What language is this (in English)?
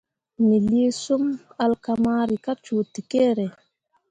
Mundang